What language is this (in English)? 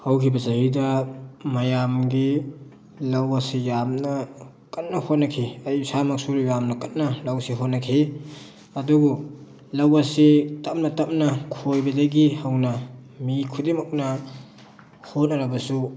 Manipuri